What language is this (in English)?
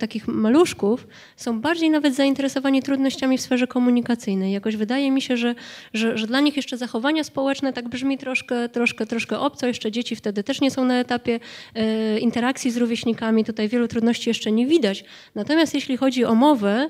Polish